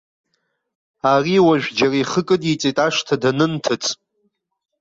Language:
Abkhazian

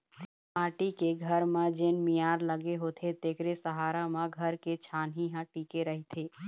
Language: Chhattisgarhi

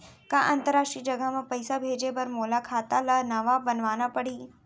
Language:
Chhattisgarhi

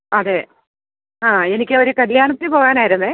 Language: Malayalam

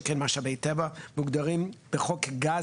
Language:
Hebrew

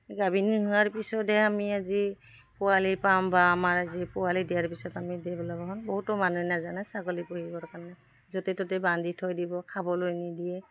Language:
Assamese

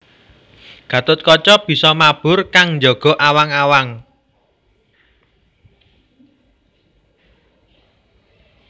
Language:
Javanese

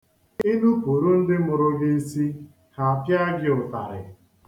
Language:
Igbo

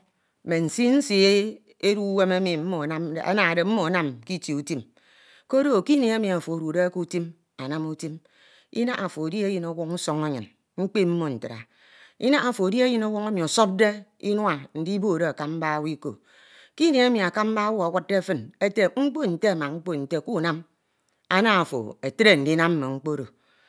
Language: Ito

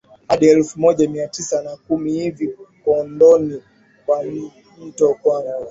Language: Swahili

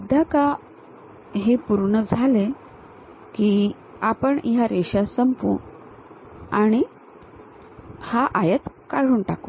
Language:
Marathi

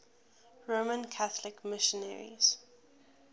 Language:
English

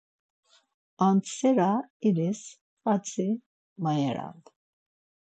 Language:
Laz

